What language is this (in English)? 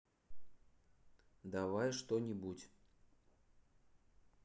Russian